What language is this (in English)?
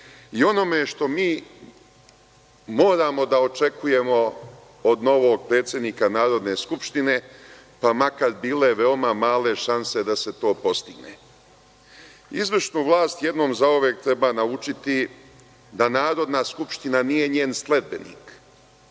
Serbian